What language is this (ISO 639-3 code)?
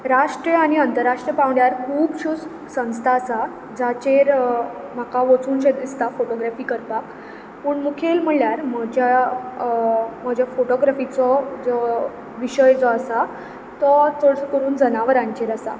kok